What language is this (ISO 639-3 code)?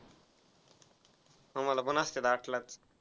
mar